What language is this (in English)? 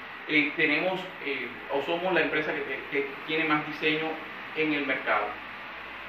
Spanish